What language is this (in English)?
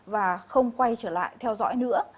Vietnamese